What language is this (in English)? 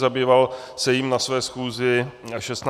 Czech